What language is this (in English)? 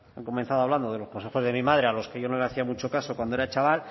Spanish